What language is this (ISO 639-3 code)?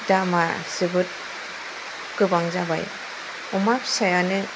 brx